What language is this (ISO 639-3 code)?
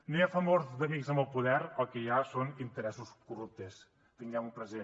cat